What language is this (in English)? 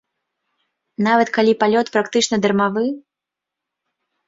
Belarusian